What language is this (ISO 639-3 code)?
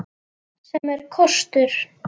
isl